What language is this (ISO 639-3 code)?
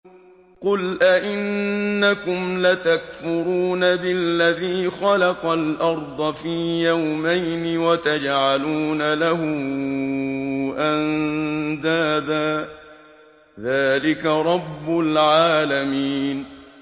ara